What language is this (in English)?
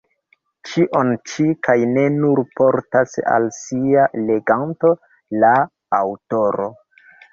Esperanto